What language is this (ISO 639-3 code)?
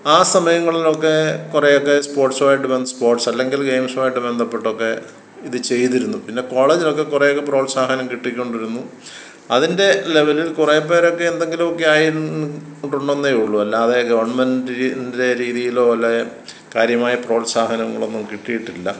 mal